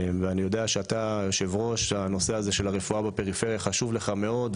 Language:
Hebrew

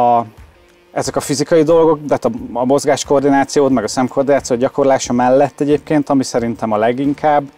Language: Hungarian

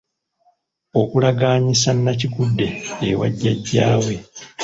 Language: Ganda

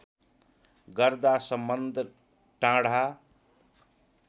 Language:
Nepali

